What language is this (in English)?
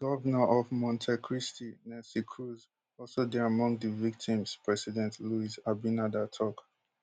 Nigerian Pidgin